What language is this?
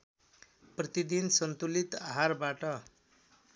Nepali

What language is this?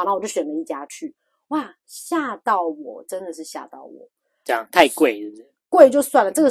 Chinese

